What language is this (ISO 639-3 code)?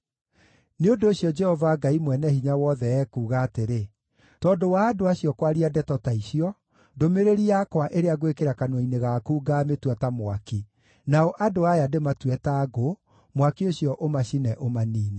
kik